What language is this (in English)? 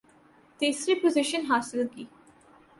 Urdu